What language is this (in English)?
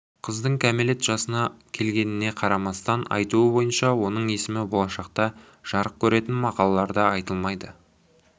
Kazakh